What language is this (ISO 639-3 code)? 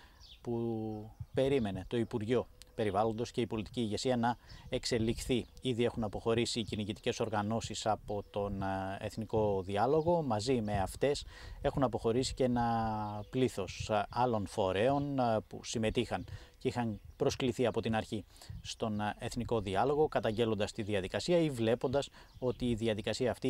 ell